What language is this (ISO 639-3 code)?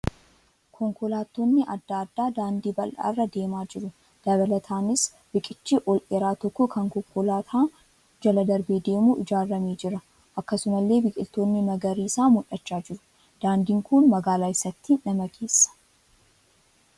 orm